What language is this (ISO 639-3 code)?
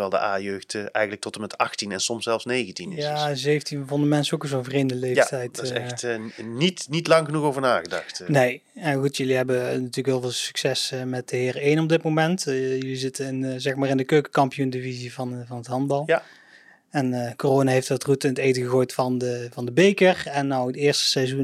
nld